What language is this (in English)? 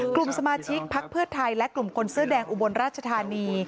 Thai